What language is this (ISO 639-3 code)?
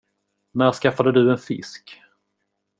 swe